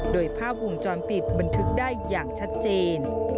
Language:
Thai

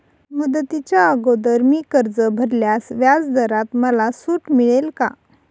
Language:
Marathi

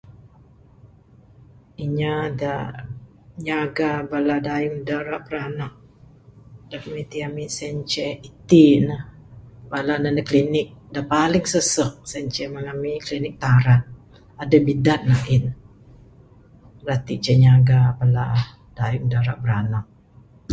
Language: Bukar-Sadung Bidayuh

